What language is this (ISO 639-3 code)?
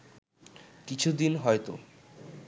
ben